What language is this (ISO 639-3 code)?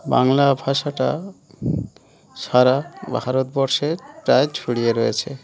ben